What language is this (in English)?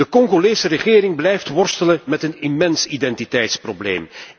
Dutch